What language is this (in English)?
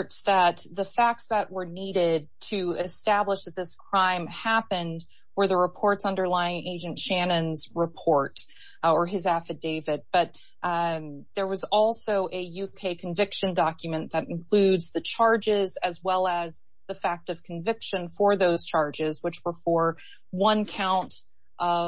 English